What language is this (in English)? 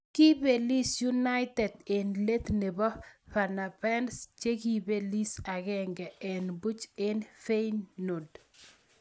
Kalenjin